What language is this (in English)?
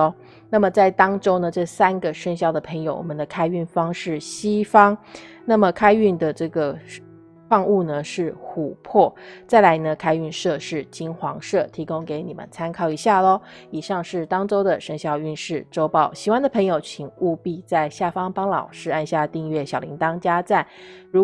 Chinese